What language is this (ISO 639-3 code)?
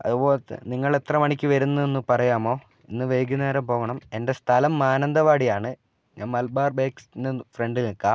mal